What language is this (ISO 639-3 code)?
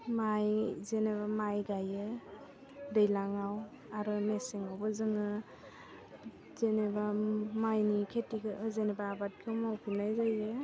brx